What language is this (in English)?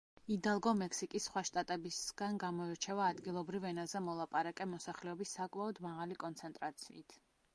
Georgian